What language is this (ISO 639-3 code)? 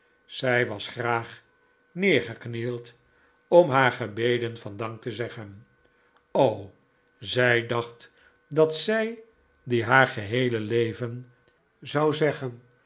nld